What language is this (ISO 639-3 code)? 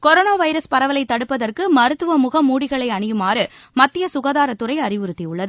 tam